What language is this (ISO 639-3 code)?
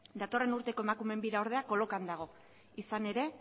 eus